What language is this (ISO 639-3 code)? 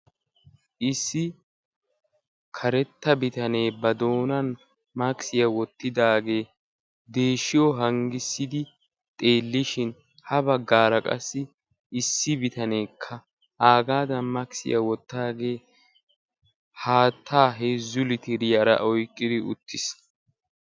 wal